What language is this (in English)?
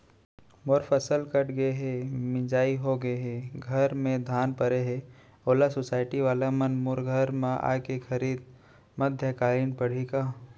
Chhattisgarhi